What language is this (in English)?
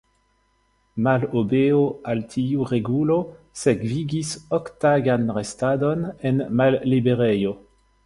Esperanto